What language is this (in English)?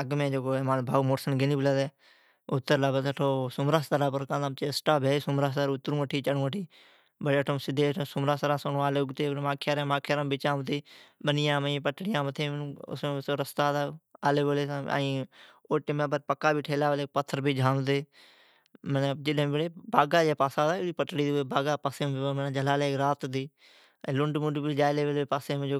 Od